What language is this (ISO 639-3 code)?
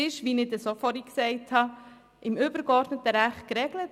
gsw